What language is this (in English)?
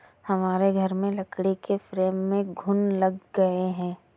Hindi